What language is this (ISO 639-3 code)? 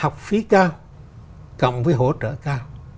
vie